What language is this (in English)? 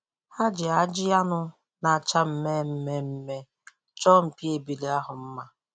Igbo